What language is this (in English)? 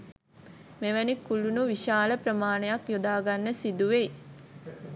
Sinhala